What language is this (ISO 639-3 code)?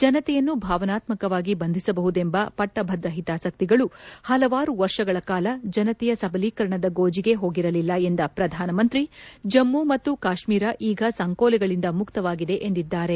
kan